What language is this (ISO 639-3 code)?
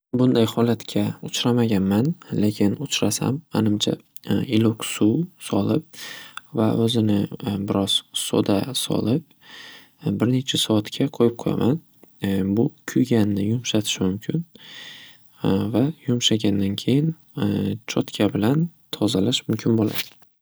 uzb